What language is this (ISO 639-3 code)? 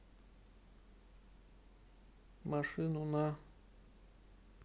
rus